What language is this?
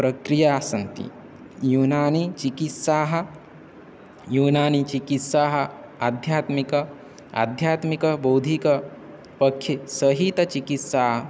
Sanskrit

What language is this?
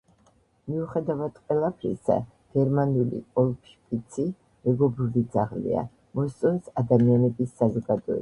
Georgian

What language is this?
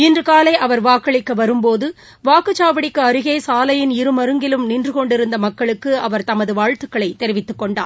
Tamil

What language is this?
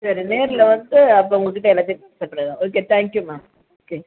Tamil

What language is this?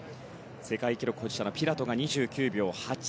Japanese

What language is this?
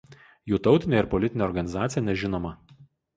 Lithuanian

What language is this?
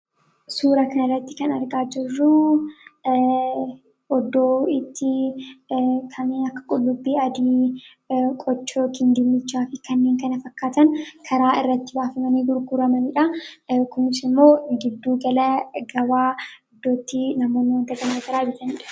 Oromo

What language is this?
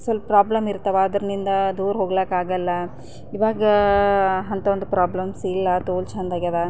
Kannada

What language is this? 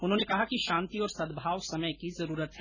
Hindi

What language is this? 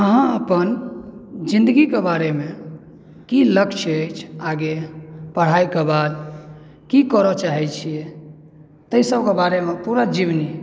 Maithili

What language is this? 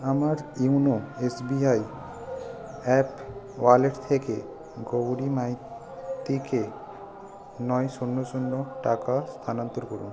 Bangla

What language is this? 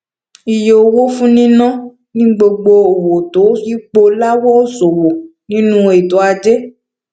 Yoruba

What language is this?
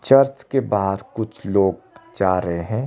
Hindi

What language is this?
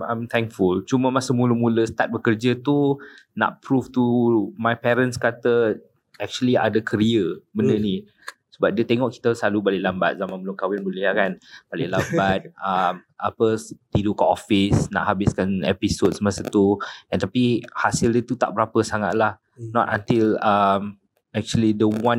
Malay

